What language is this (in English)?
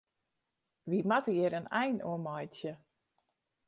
Western Frisian